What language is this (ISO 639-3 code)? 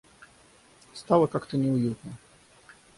rus